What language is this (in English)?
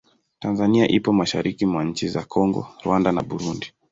Swahili